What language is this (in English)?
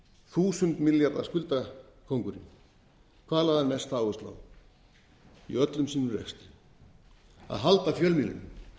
Icelandic